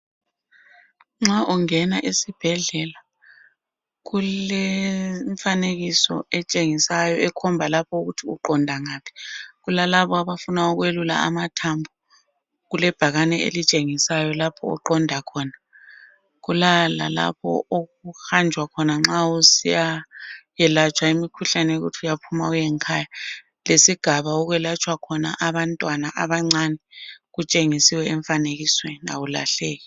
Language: North Ndebele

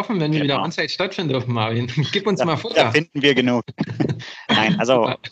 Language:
German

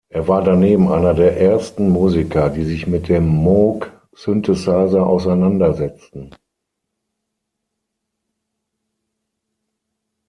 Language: German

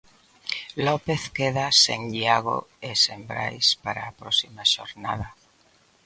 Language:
Galician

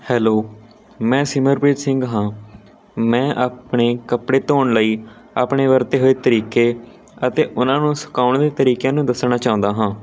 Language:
Punjabi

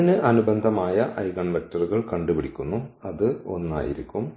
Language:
Malayalam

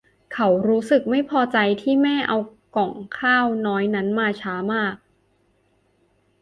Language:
Thai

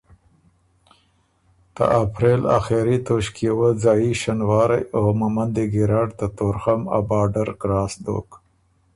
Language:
Ormuri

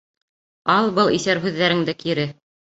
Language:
Bashkir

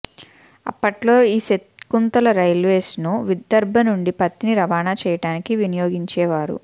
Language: Telugu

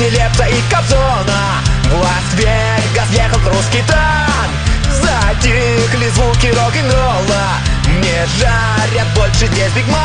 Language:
Russian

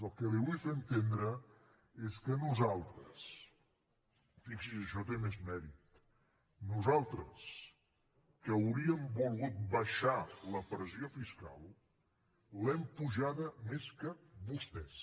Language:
Catalan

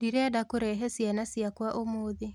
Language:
Kikuyu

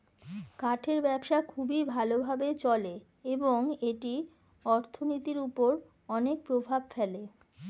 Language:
Bangla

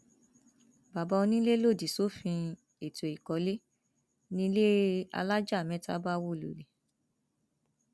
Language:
Yoruba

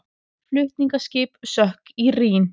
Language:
Icelandic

